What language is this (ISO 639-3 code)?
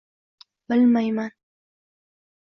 uzb